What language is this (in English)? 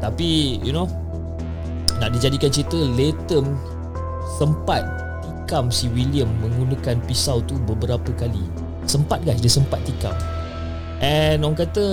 Malay